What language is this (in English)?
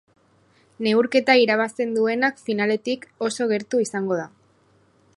Basque